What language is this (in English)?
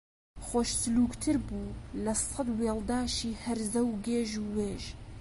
Central Kurdish